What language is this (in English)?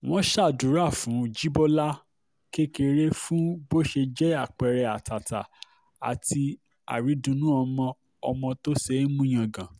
Yoruba